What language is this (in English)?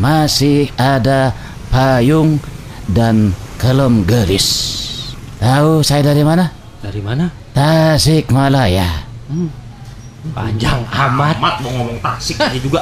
Indonesian